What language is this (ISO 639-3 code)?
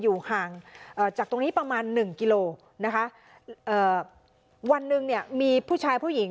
tha